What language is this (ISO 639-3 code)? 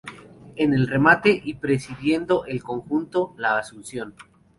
spa